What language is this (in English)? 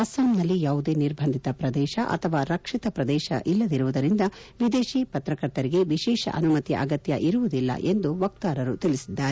Kannada